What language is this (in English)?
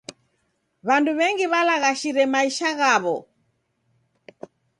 Taita